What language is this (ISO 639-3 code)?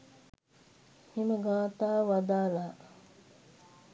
sin